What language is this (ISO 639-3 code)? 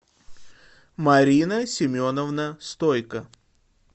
rus